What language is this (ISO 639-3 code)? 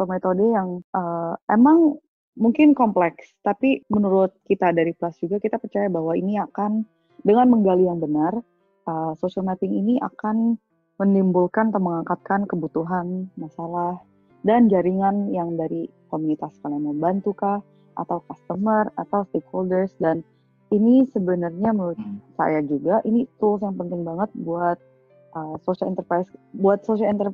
ind